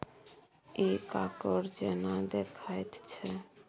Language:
Maithili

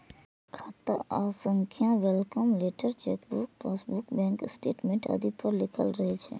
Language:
Maithili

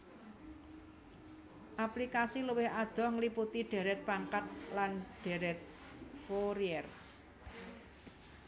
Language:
Javanese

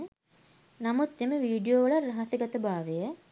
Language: Sinhala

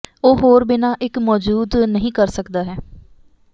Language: Punjabi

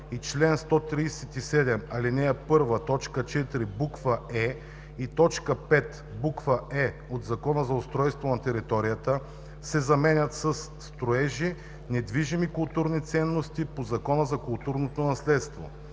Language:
Bulgarian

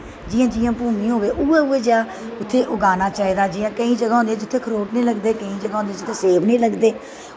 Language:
Dogri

